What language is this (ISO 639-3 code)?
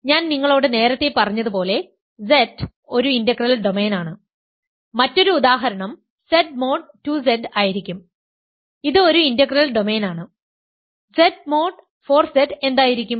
mal